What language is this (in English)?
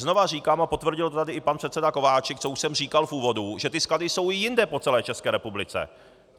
Czech